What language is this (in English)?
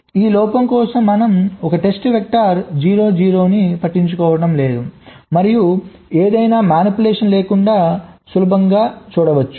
Telugu